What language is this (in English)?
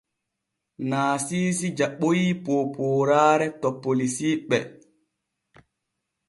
Borgu Fulfulde